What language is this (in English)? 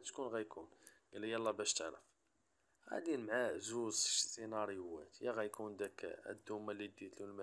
Arabic